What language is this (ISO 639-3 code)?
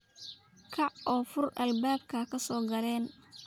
som